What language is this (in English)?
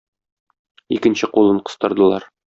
Tatar